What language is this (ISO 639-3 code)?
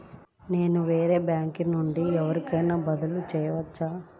tel